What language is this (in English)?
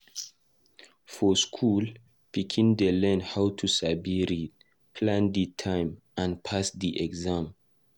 Nigerian Pidgin